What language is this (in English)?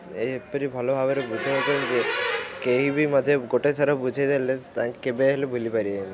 Odia